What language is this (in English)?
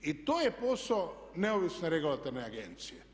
Croatian